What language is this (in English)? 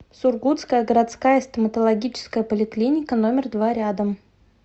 Russian